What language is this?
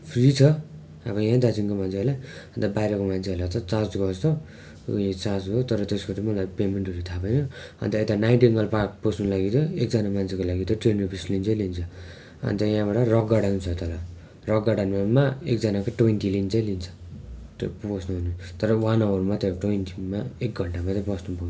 Nepali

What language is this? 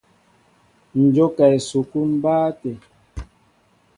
Mbo (Cameroon)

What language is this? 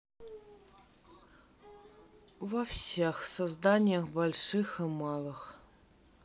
Russian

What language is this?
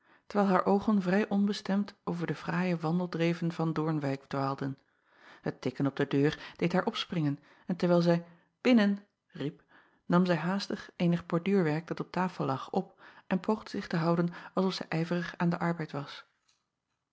Dutch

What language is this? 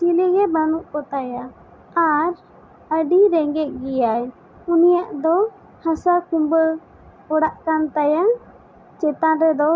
Santali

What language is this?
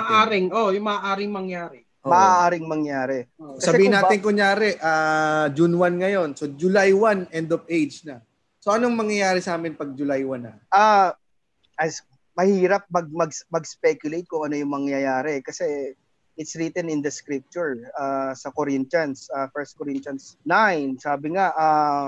Filipino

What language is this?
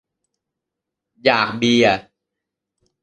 Thai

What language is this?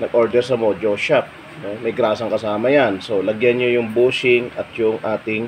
Filipino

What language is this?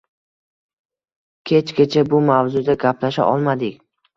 Uzbek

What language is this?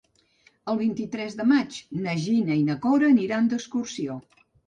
Catalan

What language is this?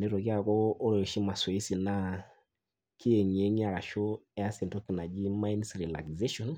Masai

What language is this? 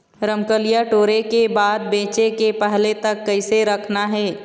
Chhattisgarhi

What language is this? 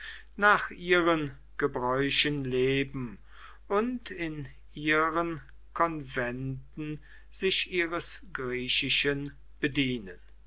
German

